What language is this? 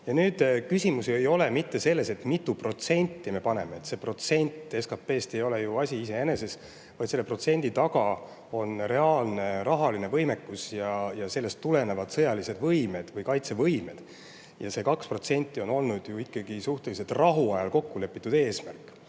Estonian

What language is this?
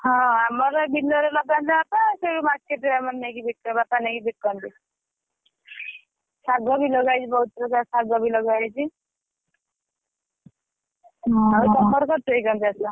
Odia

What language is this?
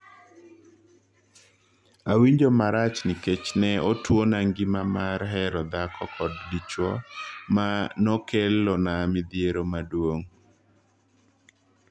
Luo (Kenya and Tanzania)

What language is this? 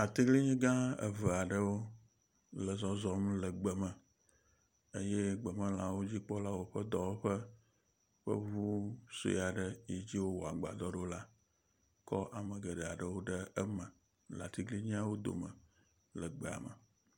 Ewe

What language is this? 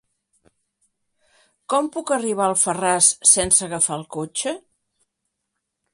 Catalan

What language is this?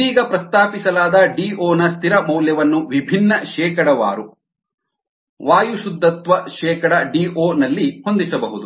Kannada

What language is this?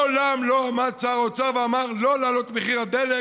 Hebrew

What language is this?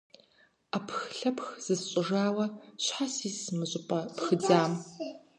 Kabardian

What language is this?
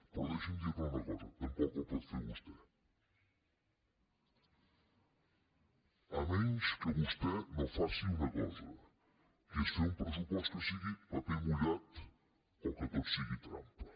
Catalan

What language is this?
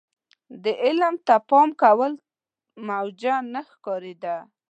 Pashto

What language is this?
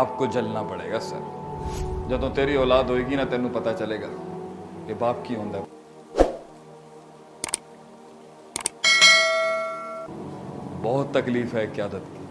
Urdu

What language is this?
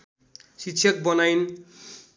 Nepali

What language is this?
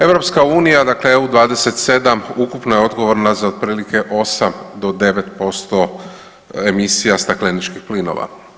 Croatian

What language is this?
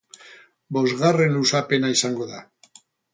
Basque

